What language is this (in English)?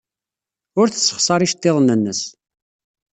Kabyle